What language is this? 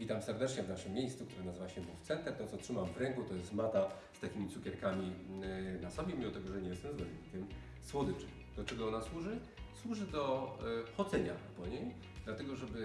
Polish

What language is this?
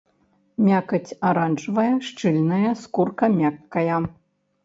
Belarusian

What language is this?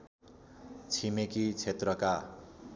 Nepali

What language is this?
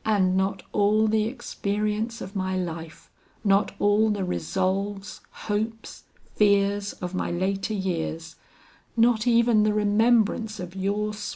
English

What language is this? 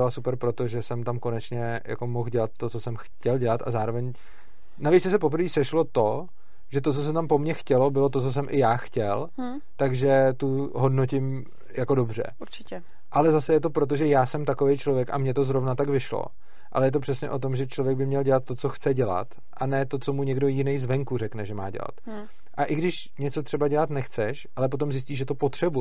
Czech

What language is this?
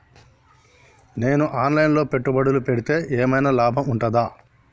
Telugu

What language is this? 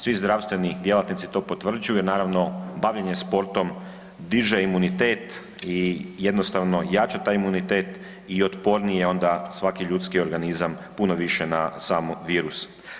Croatian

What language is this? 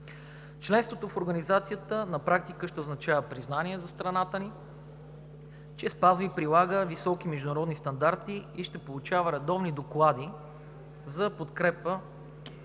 Bulgarian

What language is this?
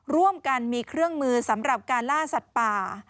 Thai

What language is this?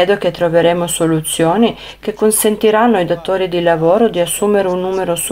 Italian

